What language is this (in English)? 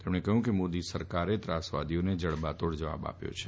Gujarati